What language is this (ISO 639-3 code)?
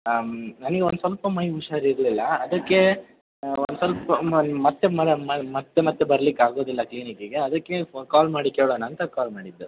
kan